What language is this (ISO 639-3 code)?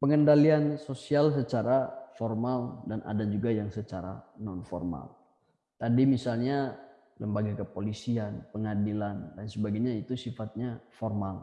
ind